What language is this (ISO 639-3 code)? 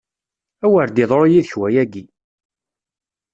kab